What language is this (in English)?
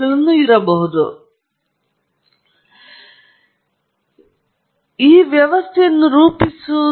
Kannada